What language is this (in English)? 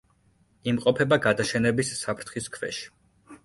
Georgian